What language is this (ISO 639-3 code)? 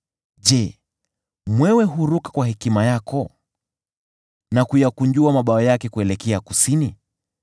swa